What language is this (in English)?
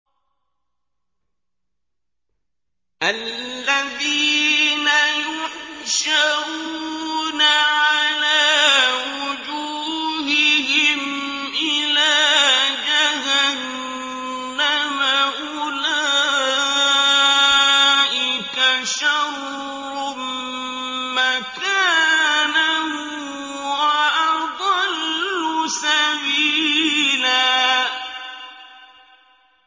Arabic